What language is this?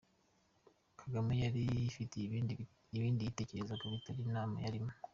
Kinyarwanda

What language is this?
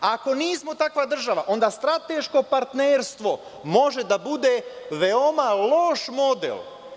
Serbian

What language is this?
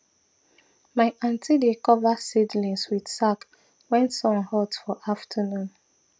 Nigerian Pidgin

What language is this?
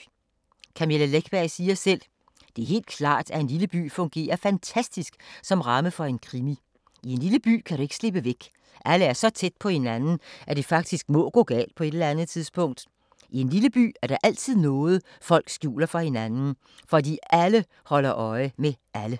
Danish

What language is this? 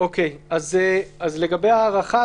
Hebrew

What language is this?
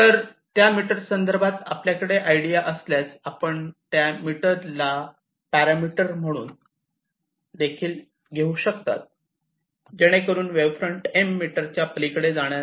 Marathi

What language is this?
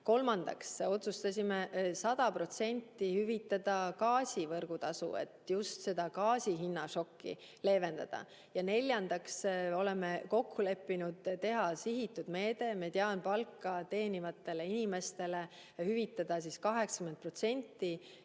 Estonian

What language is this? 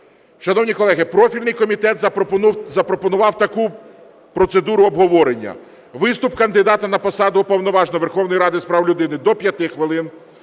Ukrainian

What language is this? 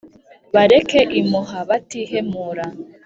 Kinyarwanda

